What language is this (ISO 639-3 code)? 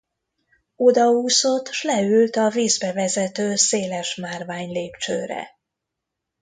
hun